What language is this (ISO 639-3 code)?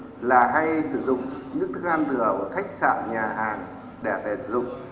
vie